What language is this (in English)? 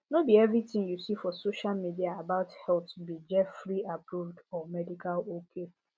Nigerian Pidgin